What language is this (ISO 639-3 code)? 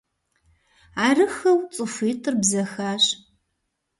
kbd